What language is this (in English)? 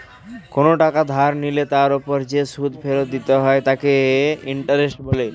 Bangla